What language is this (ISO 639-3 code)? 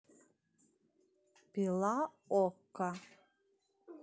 rus